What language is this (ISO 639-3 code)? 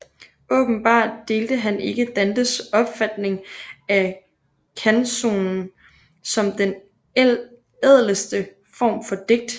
dan